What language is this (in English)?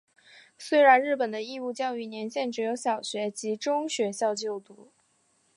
Chinese